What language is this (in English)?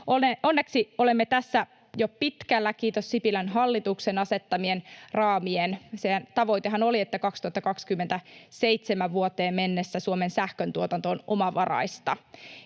Finnish